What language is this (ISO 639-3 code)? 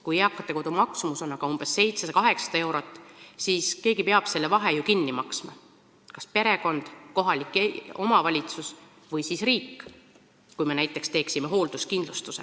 est